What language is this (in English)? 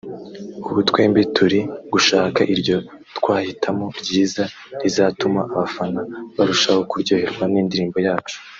Kinyarwanda